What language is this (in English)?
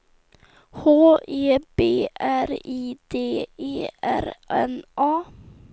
Swedish